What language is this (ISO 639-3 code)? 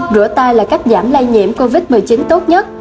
vie